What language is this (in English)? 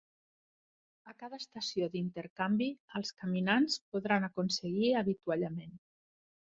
Catalan